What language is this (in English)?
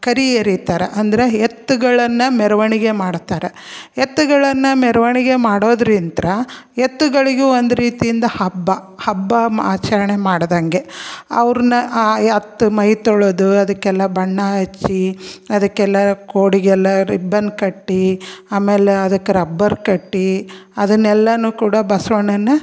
Kannada